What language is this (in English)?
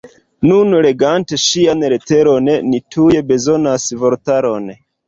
Esperanto